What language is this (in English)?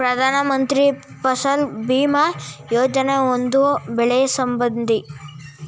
Kannada